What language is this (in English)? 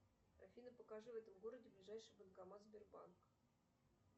Russian